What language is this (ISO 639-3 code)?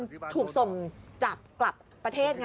tha